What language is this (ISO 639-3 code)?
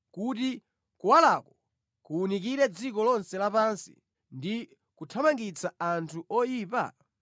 nya